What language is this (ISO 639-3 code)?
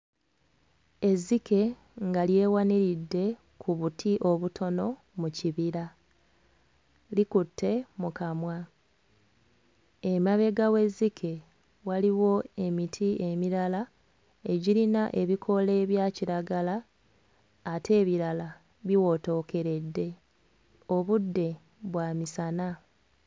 lug